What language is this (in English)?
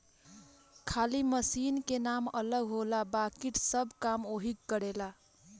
Bhojpuri